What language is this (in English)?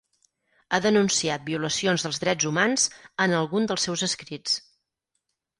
Catalan